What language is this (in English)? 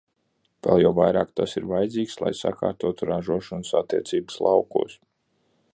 Latvian